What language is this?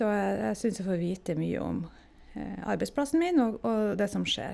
Norwegian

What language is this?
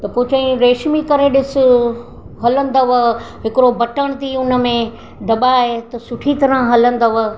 Sindhi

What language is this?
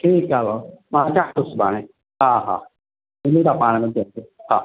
Sindhi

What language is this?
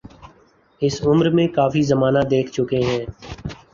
Urdu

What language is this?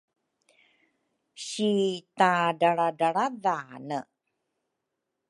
Rukai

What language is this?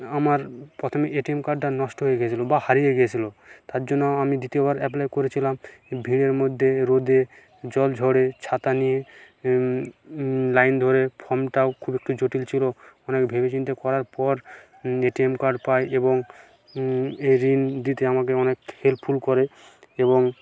Bangla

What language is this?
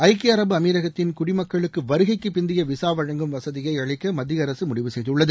Tamil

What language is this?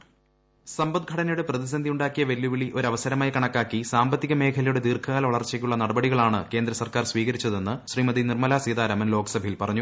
Malayalam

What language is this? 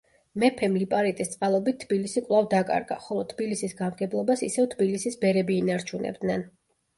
Georgian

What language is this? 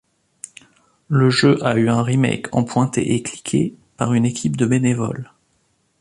French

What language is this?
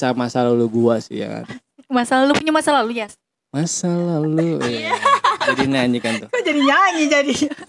Indonesian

